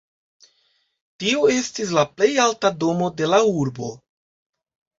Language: Esperanto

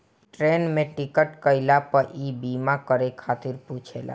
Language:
Bhojpuri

